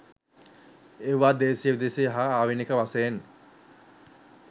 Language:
Sinhala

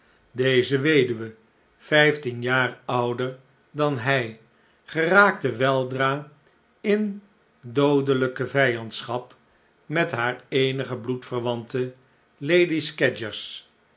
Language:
Dutch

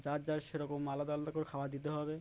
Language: Bangla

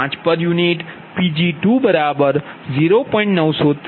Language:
Gujarati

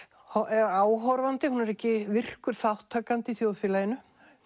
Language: Icelandic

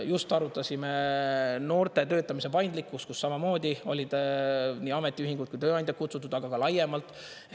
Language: Estonian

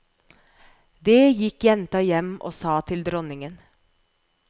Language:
Norwegian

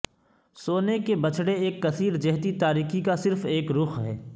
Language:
Urdu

